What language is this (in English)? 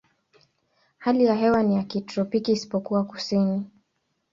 Swahili